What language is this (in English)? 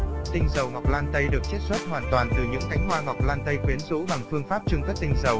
Vietnamese